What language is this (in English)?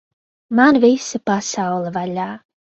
Latvian